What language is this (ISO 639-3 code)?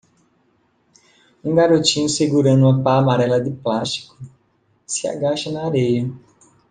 por